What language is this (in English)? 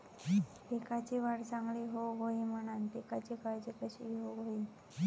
Marathi